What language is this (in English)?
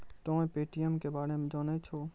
Maithili